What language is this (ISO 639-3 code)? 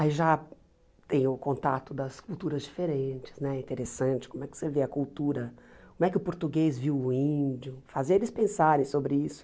por